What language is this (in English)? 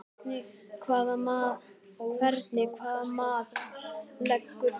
Icelandic